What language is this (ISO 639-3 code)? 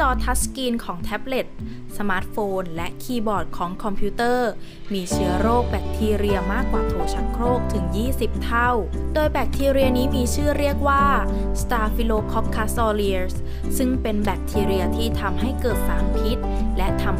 tha